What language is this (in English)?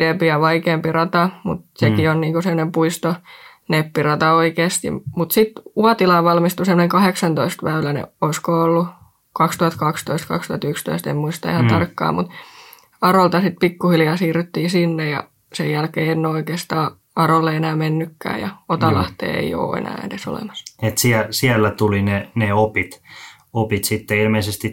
Finnish